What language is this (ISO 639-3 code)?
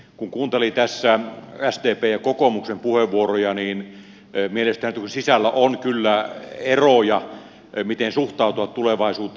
fin